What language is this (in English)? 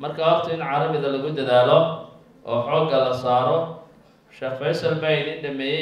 Arabic